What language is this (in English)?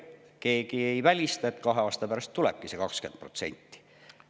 Estonian